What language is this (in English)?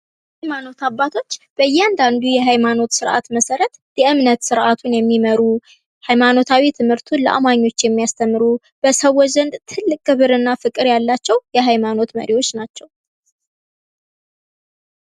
Amharic